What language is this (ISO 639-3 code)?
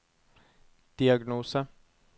nor